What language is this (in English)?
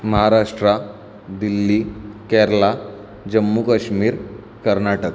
Marathi